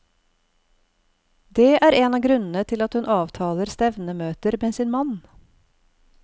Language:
Norwegian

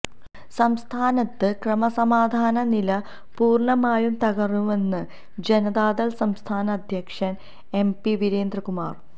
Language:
Malayalam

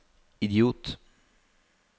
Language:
Norwegian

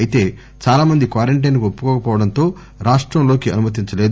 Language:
Telugu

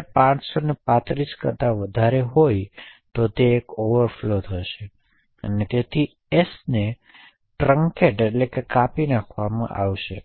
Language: Gujarati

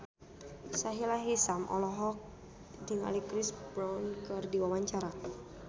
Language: Sundanese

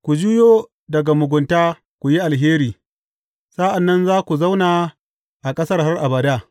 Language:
Hausa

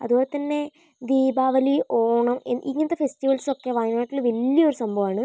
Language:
Malayalam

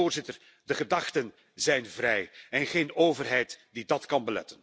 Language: Dutch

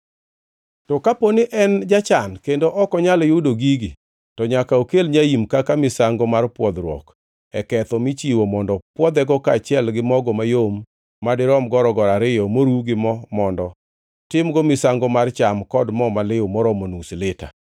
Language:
Luo (Kenya and Tanzania)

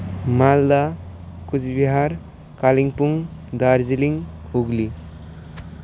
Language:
Nepali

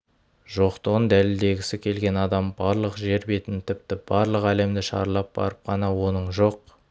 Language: Kazakh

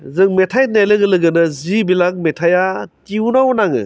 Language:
Bodo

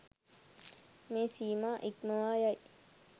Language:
Sinhala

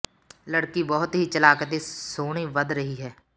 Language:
Punjabi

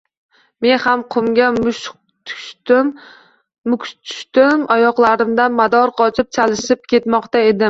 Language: Uzbek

